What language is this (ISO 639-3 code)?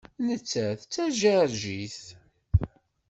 kab